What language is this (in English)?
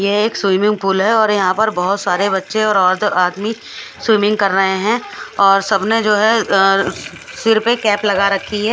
Hindi